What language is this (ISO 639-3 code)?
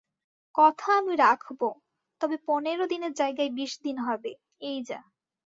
ben